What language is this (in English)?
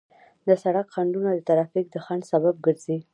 Pashto